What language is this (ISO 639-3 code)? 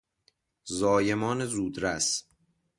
fas